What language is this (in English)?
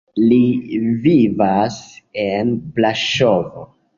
Esperanto